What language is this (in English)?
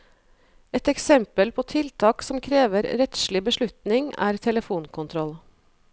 Norwegian